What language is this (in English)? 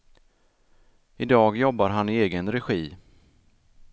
Swedish